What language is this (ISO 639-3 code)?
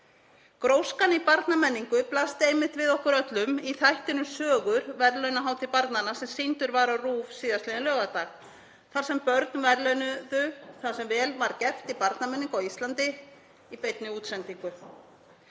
isl